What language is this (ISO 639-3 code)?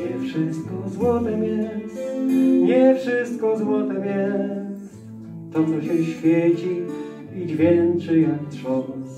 pol